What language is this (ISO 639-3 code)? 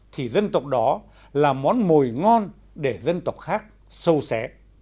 vie